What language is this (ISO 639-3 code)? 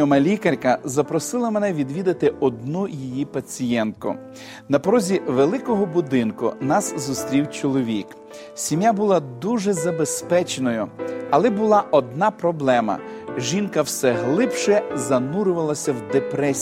ukr